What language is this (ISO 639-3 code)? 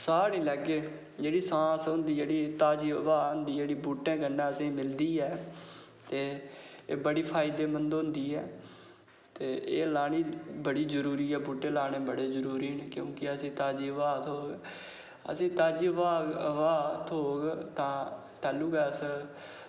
doi